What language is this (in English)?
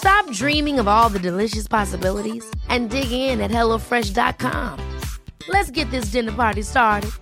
Swedish